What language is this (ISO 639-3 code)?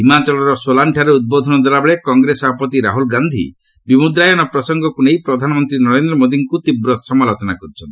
ori